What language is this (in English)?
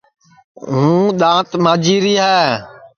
Sansi